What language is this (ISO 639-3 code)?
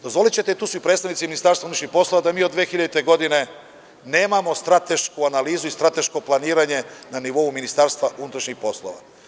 srp